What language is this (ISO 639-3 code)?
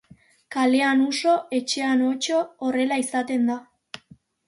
eus